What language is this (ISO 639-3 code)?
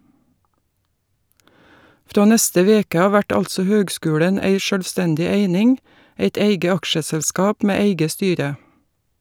nor